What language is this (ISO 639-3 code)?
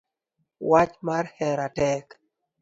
luo